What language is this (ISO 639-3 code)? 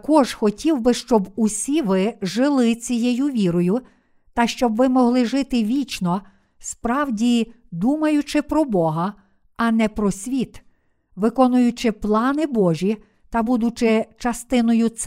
ukr